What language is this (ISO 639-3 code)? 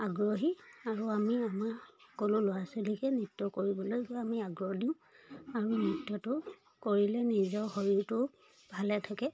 asm